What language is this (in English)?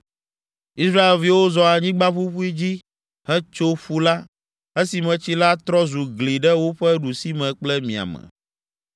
Ewe